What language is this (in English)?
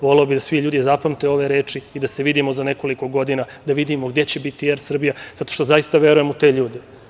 Serbian